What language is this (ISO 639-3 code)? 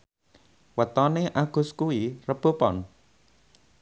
jav